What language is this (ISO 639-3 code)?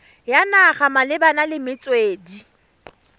tsn